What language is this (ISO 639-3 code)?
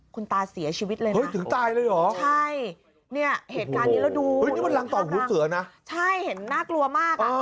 tha